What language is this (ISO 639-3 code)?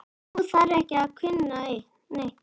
isl